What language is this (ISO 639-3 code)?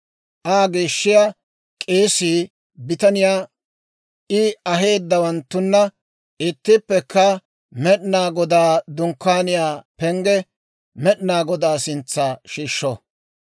dwr